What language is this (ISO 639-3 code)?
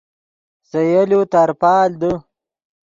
ydg